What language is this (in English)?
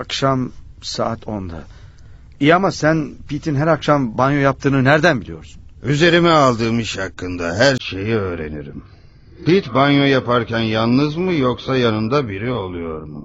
Turkish